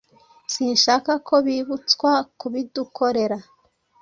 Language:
Kinyarwanda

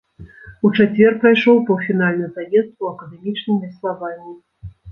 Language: Belarusian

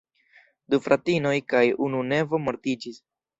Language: Esperanto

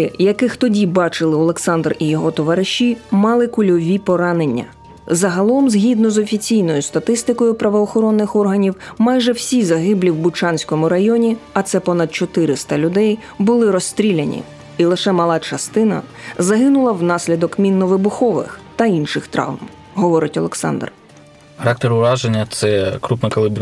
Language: Ukrainian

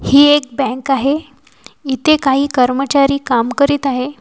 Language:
Marathi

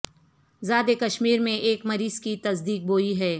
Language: Urdu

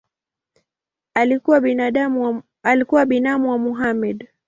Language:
Swahili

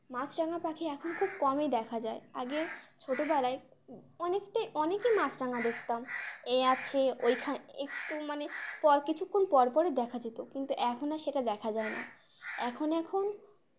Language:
Bangla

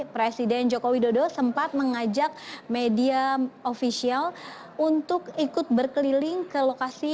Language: Indonesian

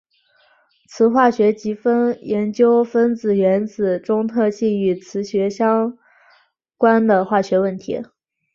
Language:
Chinese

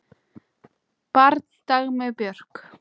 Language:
Icelandic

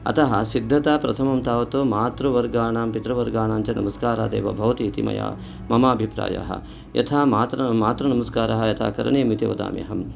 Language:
Sanskrit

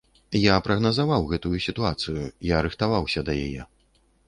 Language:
Belarusian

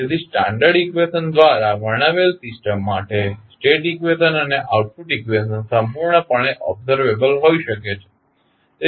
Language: Gujarati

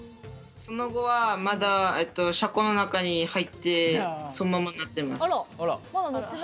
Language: Japanese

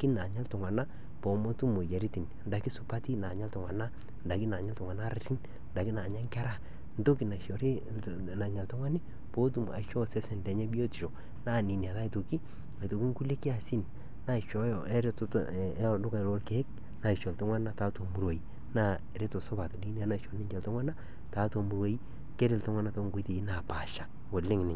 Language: Masai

